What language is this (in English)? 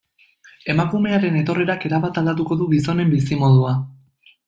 Basque